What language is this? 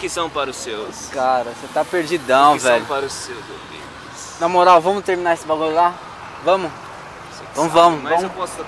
Portuguese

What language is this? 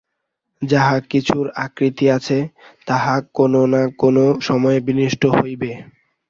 Bangla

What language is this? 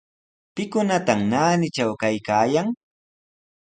Sihuas Ancash Quechua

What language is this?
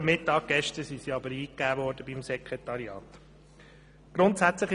Swiss German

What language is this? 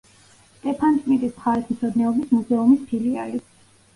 Georgian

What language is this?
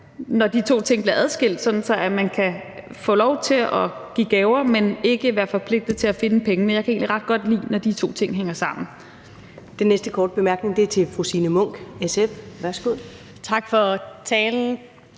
Danish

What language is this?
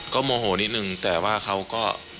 Thai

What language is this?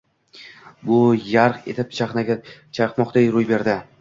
Uzbek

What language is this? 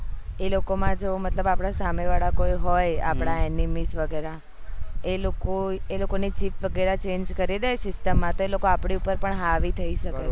Gujarati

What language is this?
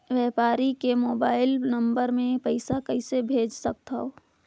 Chhattisgarhi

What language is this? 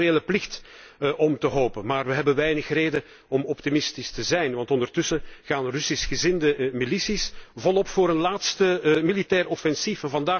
Dutch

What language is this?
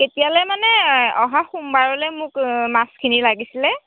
Assamese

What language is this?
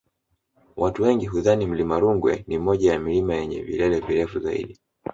Swahili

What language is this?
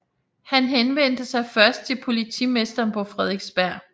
Danish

